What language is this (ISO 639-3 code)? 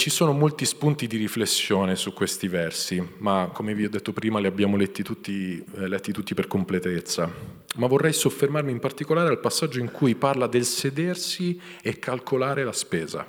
ita